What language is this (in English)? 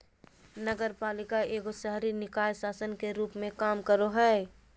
Magahi